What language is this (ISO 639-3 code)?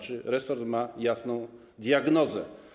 pol